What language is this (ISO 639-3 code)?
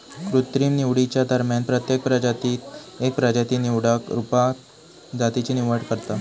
mar